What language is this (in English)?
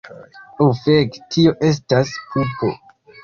Esperanto